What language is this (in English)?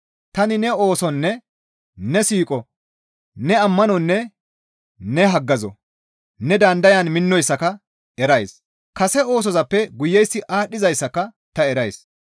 Gamo